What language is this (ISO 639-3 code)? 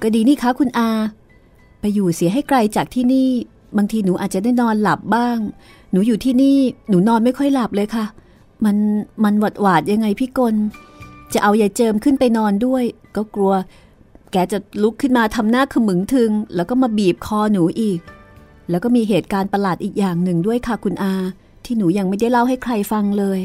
tha